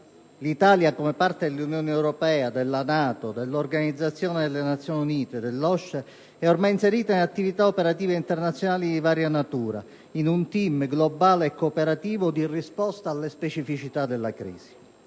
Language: Italian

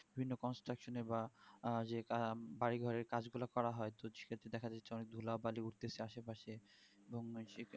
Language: Bangla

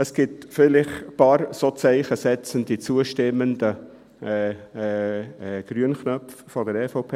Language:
Swiss German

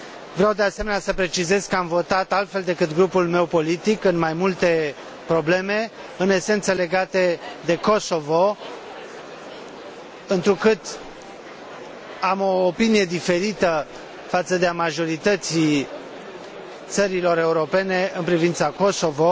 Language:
Romanian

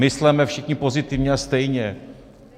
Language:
Czech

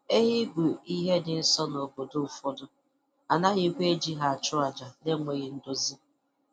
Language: Igbo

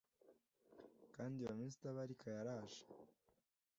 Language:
Kinyarwanda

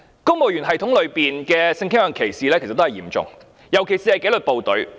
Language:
Cantonese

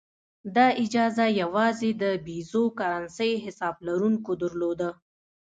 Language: Pashto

